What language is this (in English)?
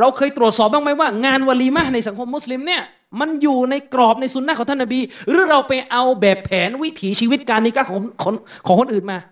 Thai